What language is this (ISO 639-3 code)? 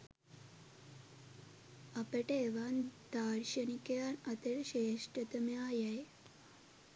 sin